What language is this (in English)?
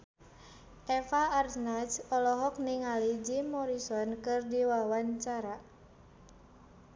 Sundanese